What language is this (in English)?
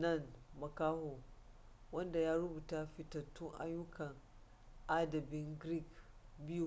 Hausa